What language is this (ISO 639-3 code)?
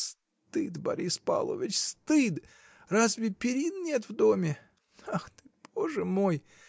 rus